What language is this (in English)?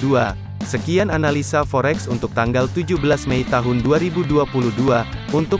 Indonesian